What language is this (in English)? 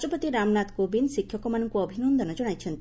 Odia